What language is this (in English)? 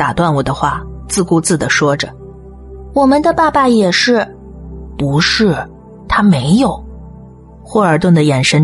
Chinese